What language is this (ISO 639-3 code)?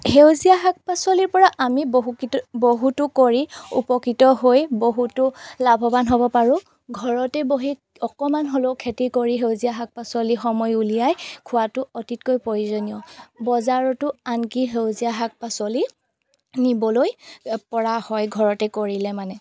asm